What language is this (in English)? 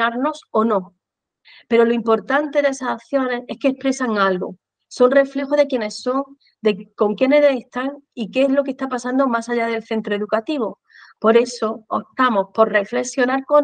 Spanish